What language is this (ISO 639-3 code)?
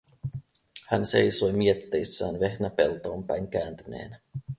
fin